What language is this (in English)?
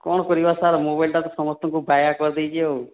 Odia